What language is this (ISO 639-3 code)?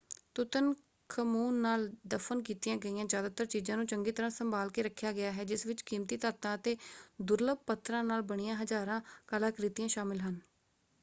pan